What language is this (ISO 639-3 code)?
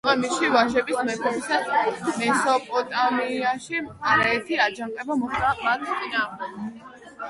kat